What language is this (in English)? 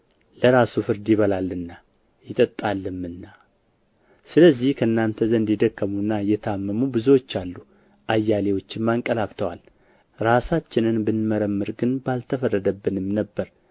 Amharic